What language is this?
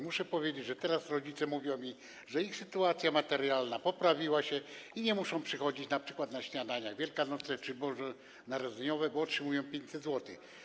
Polish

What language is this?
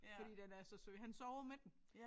Danish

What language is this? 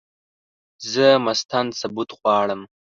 Pashto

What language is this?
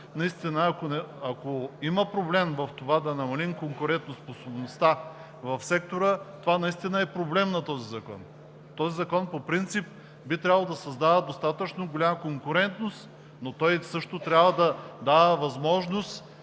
Bulgarian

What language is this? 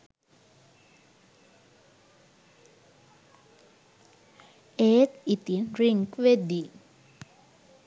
Sinhala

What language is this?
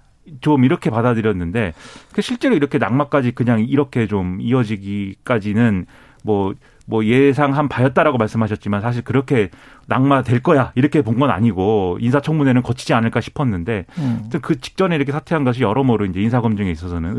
Korean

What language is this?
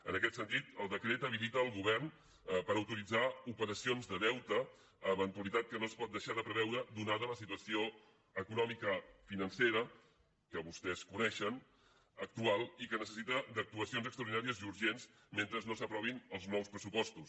Catalan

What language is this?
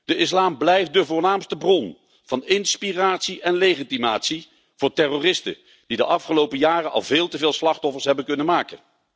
Dutch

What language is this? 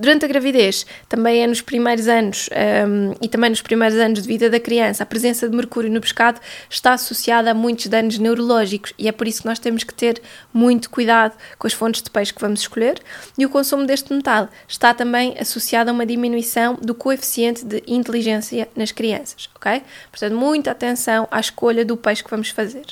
Portuguese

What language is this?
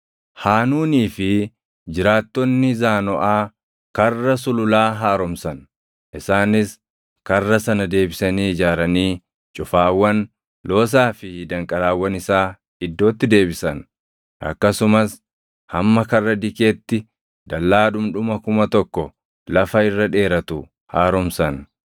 Oromo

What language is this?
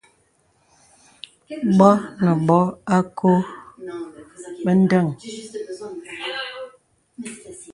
Bebele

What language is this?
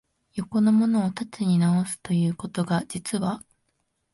Japanese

